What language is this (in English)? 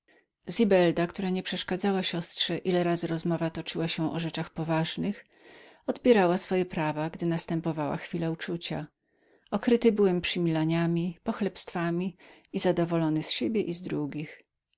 Polish